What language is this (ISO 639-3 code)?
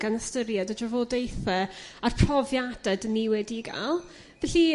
cym